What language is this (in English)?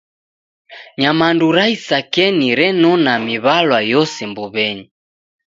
Taita